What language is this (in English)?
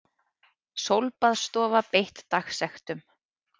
Icelandic